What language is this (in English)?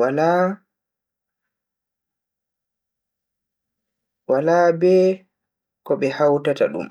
Bagirmi Fulfulde